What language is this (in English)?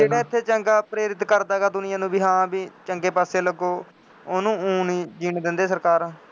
Punjabi